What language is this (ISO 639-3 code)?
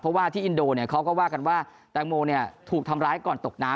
tha